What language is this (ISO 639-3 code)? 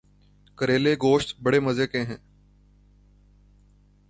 urd